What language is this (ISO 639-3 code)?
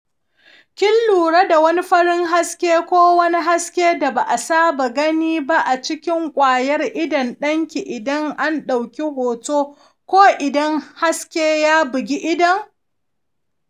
hau